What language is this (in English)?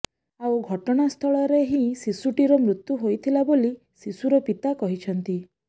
Odia